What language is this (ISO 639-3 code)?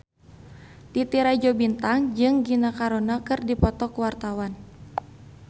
sun